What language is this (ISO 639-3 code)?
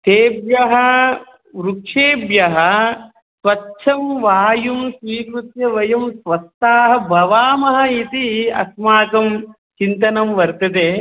san